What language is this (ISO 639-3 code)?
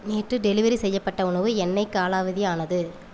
tam